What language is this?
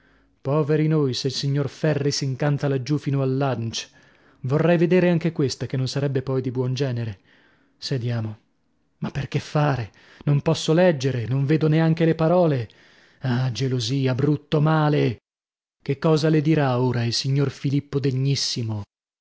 Italian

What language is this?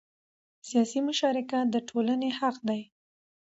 Pashto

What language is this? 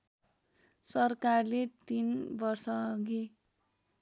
Nepali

